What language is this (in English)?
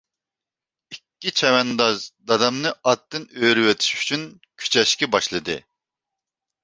Uyghur